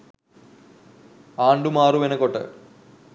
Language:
Sinhala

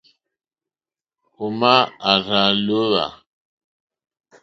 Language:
Mokpwe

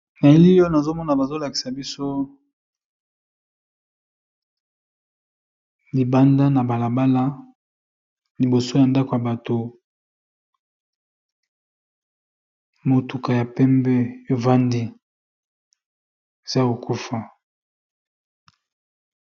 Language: Lingala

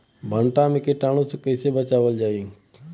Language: Bhojpuri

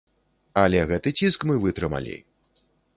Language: Belarusian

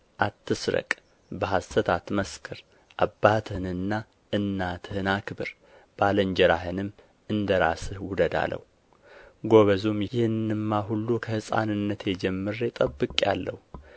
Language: Amharic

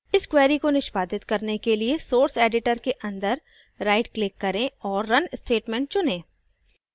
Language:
Hindi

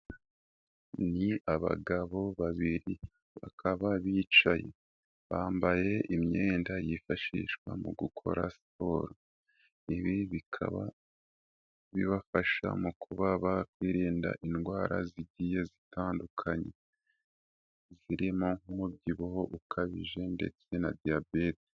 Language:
Kinyarwanda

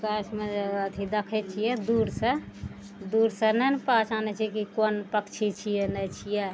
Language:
Maithili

